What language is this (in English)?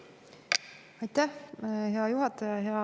Estonian